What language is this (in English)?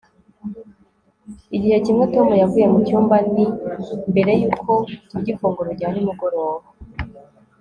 Kinyarwanda